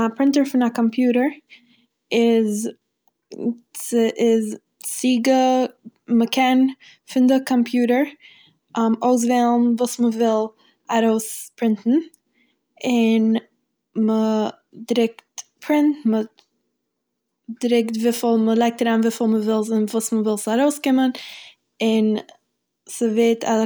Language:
Yiddish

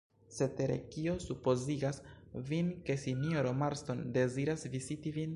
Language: Esperanto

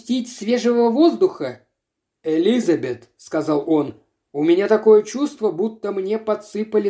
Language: Russian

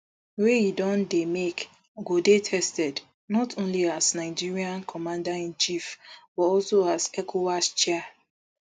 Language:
Nigerian Pidgin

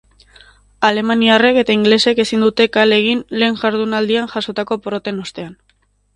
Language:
Basque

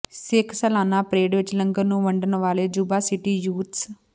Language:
Punjabi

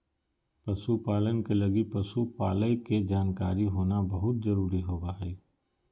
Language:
Magahi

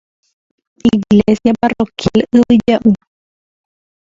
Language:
Guarani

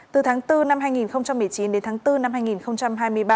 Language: Vietnamese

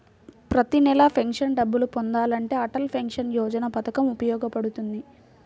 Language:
Telugu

